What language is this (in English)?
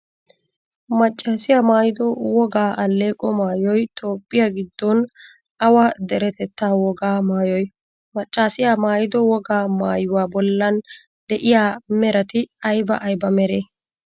Wolaytta